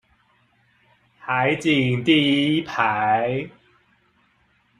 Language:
Chinese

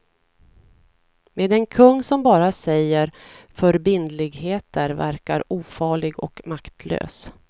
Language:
Swedish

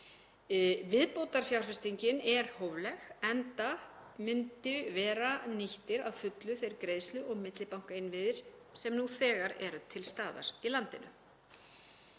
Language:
Icelandic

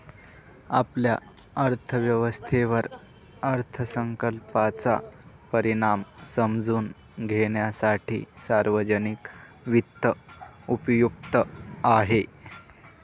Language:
Marathi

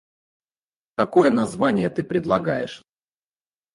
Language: Russian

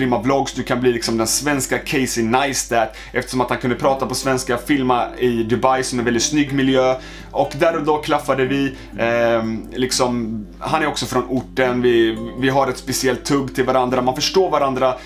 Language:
Swedish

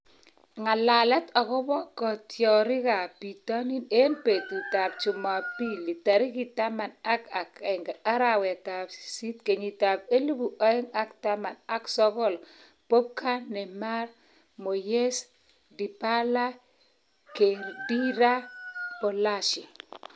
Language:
Kalenjin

